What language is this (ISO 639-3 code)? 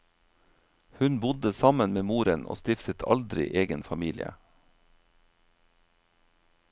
nor